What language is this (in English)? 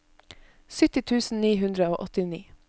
Norwegian